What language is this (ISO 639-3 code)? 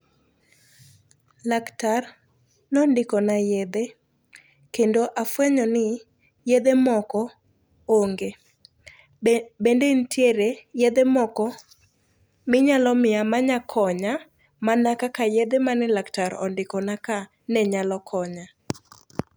luo